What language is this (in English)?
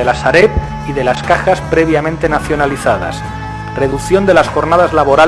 Spanish